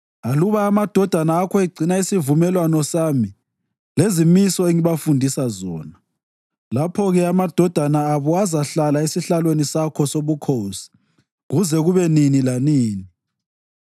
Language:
North Ndebele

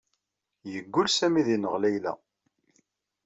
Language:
Kabyle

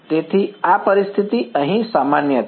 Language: Gujarati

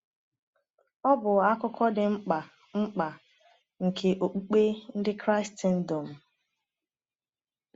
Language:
Igbo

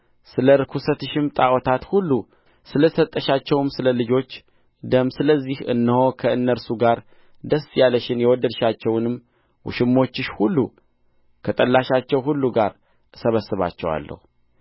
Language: Amharic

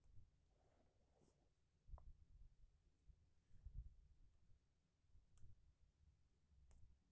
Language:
Magahi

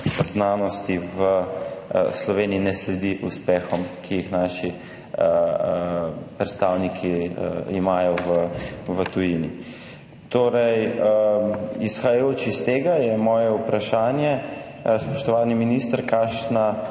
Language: Slovenian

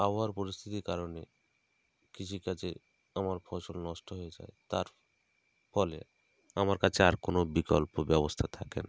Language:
Bangla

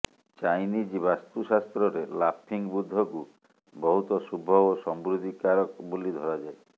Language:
Odia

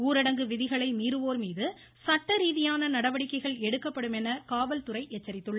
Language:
Tamil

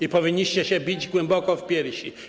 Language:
Polish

